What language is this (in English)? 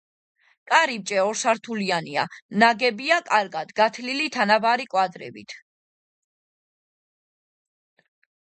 Georgian